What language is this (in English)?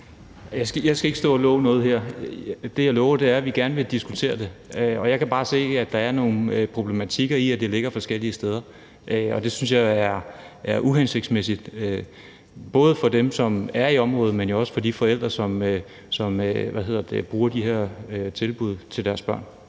Danish